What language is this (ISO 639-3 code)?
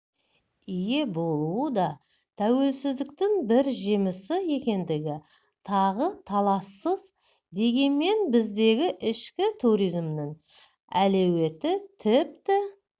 kaz